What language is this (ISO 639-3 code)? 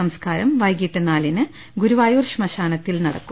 mal